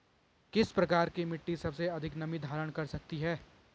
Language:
Hindi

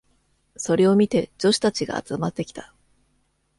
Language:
Japanese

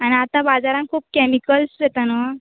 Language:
Konkani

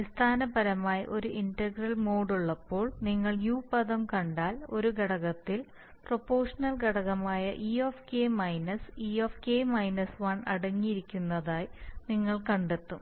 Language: Malayalam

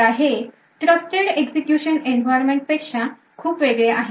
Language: Marathi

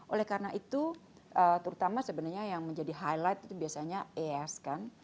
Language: Indonesian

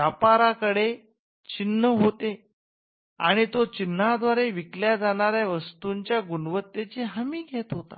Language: Marathi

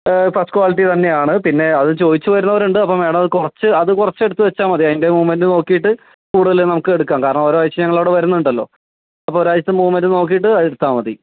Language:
Malayalam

